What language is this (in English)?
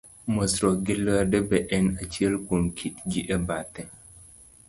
Luo (Kenya and Tanzania)